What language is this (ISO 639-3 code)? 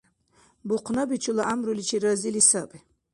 dar